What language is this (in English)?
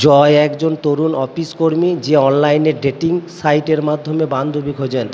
Bangla